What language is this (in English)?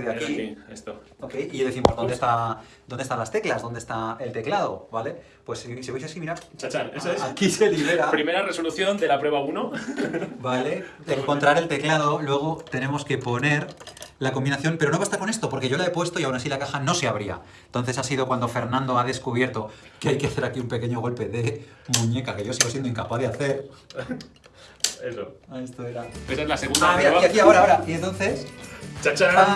Spanish